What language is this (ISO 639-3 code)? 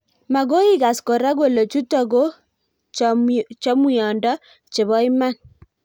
kln